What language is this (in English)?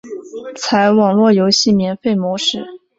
Chinese